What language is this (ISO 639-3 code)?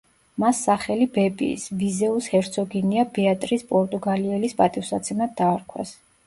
kat